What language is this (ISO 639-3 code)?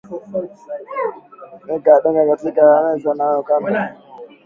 swa